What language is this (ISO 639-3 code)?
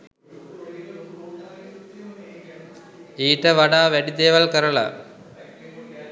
sin